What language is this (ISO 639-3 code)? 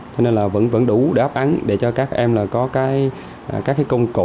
vie